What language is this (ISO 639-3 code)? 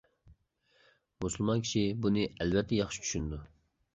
uig